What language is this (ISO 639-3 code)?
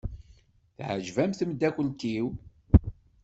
kab